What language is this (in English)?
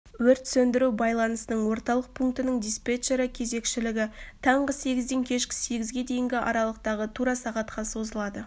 Kazakh